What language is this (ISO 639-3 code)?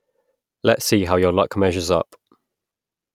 eng